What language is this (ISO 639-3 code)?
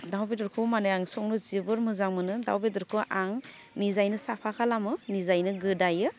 brx